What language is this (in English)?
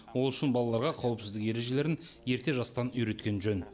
Kazakh